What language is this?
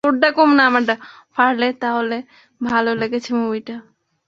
Bangla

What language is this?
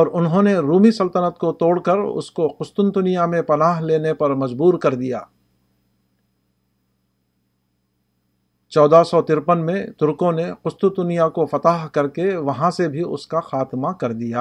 Urdu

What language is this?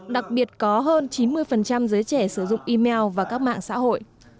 Vietnamese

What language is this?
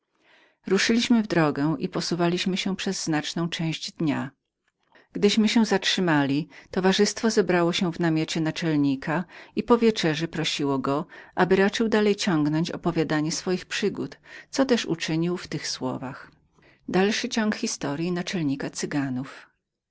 Polish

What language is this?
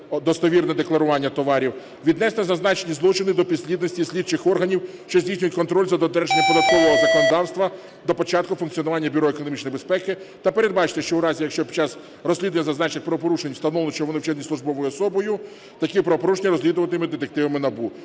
Ukrainian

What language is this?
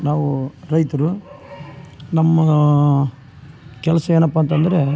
Kannada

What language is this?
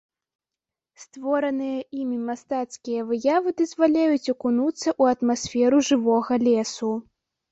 Belarusian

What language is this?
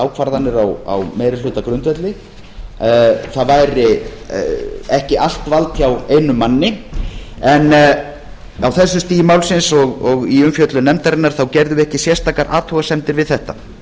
Icelandic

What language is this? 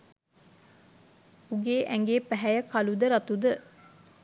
Sinhala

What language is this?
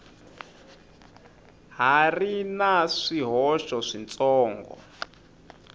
Tsonga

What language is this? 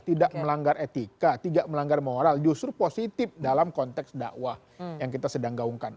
Indonesian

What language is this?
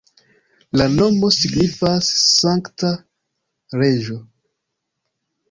Esperanto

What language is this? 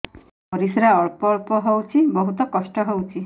Odia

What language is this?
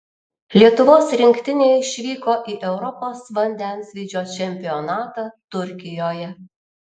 Lithuanian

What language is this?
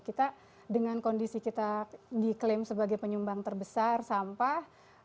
Indonesian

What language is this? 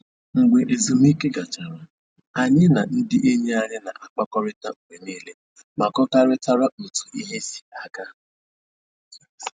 Igbo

